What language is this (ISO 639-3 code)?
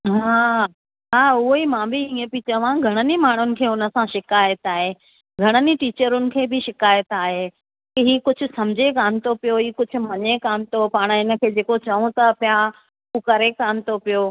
snd